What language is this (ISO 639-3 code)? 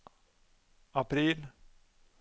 nor